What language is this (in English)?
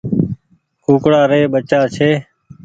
Goaria